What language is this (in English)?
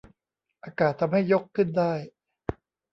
Thai